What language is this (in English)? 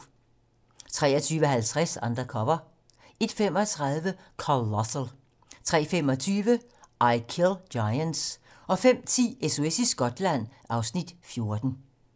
Danish